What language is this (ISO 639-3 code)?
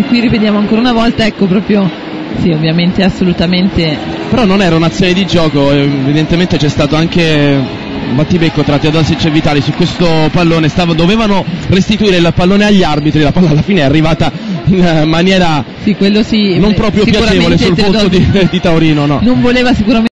ita